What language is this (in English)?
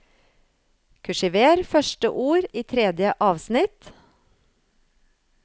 Norwegian